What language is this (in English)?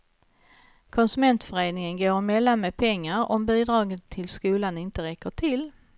Swedish